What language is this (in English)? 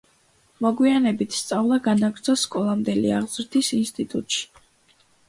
Georgian